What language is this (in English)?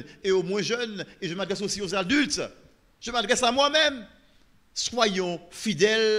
French